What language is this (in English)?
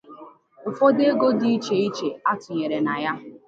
Igbo